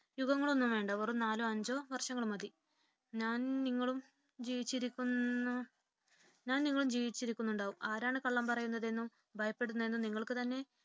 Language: Malayalam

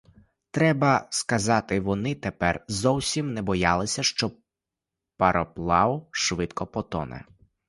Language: Ukrainian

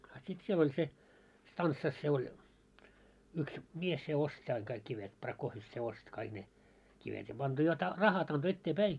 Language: Finnish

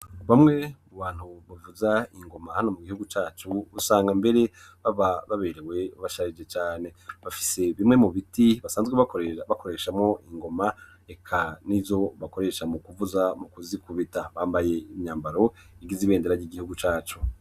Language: Rundi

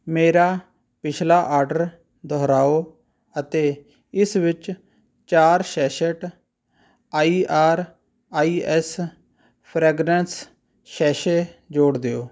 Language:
Punjabi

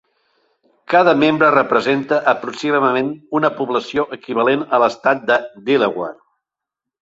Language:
Catalan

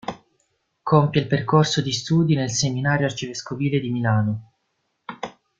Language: Italian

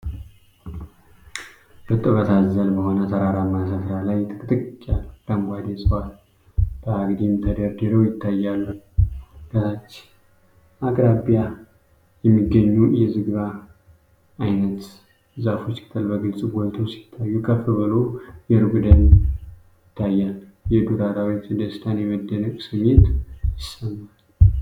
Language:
Amharic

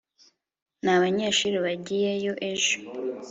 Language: Kinyarwanda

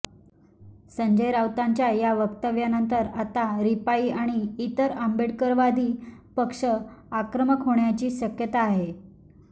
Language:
Marathi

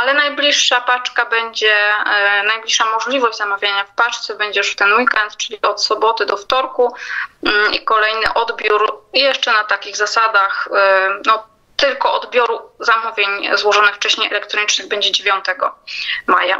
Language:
Polish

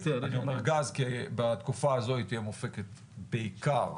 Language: Hebrew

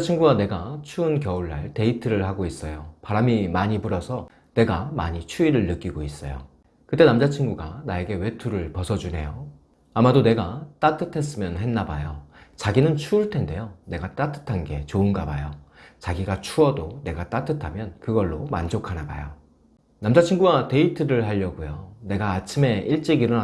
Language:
Korean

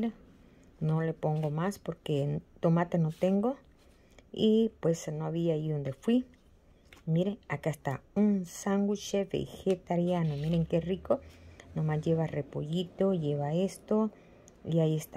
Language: Spanish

